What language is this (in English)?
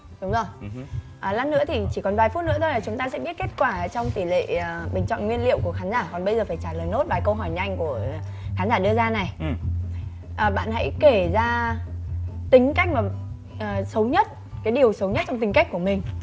Vietnamese